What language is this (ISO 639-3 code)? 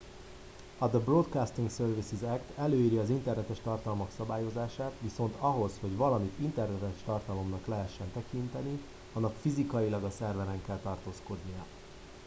hun